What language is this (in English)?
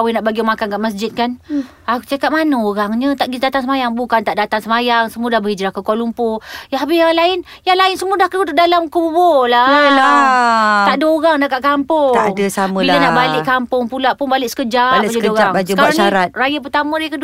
Malay